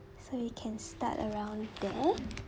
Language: English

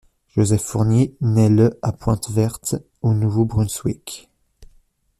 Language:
French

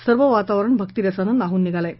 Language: Marathi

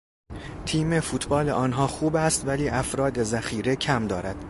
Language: Persian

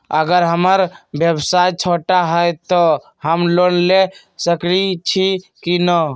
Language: Magahi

